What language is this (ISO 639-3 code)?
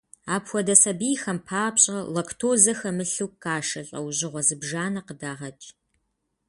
kbd